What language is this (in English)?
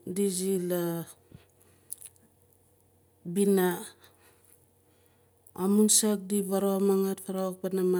Nalik